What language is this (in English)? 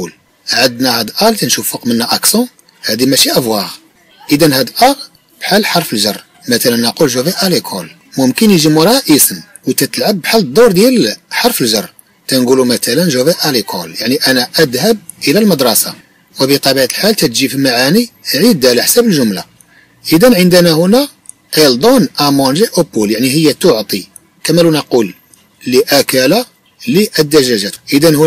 Arabic